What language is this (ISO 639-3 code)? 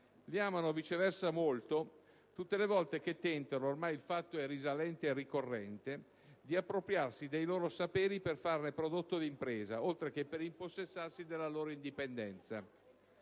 ita